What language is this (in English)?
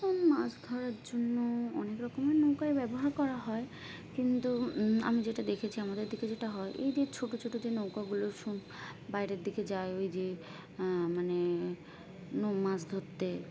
Bangla